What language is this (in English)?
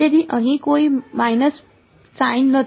Gujarati